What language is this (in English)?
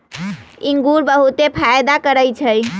Magahi